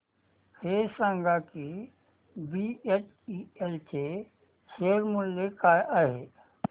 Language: Marathi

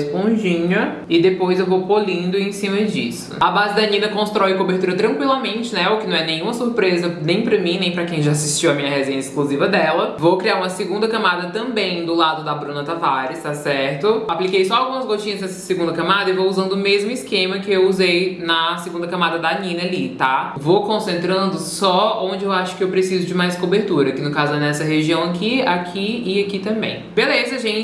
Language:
Portuguese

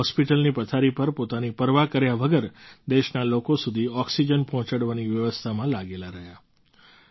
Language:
Gujarati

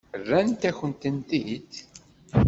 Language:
Kabyle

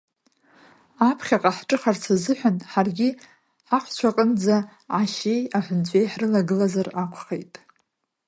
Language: Abkhazian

